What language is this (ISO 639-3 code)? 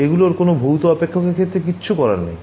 ben